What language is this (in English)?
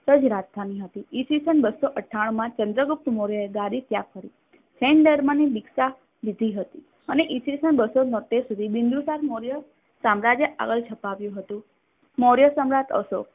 Gujarati